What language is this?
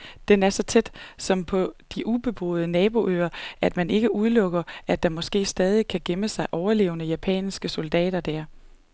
Danish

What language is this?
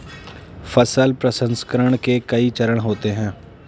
Hindi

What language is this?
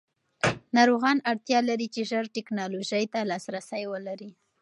Pashto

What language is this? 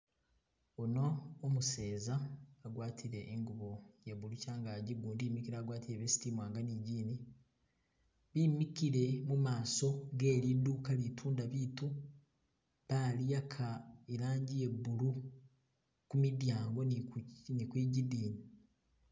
Masaaba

